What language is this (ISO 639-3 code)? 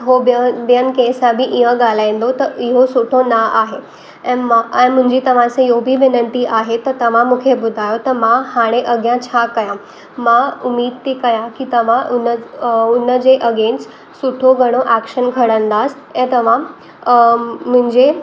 snd